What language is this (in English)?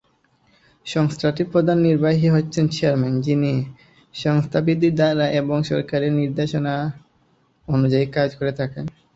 Bangla